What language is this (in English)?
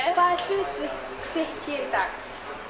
Icelandic